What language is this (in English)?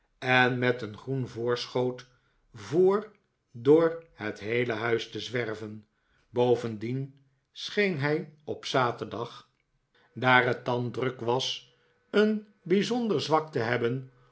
Dutch